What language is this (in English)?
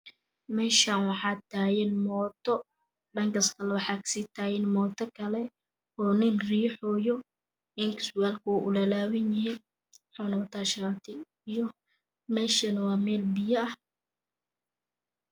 Somali